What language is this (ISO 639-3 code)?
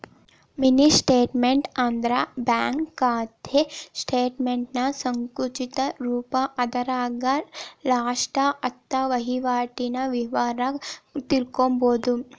kan